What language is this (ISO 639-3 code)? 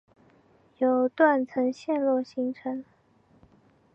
zho